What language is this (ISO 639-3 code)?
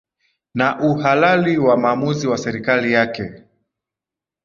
swa